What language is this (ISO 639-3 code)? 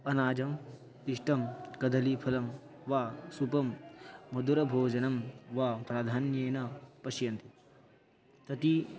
san